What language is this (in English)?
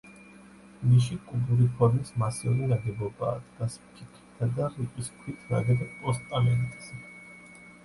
Georgian